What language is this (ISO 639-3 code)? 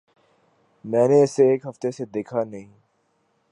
urd